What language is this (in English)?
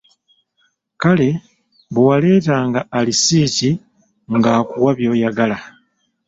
Ganda